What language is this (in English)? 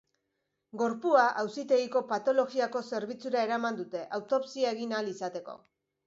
Basque